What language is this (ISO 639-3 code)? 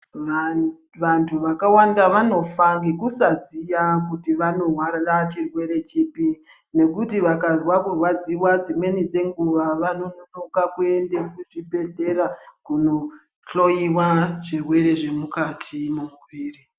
ndc